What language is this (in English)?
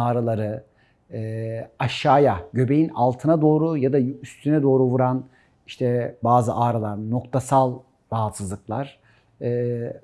Turkish